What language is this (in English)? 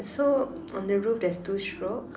English